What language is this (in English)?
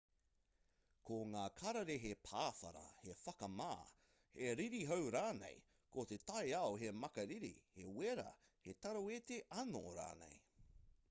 Māori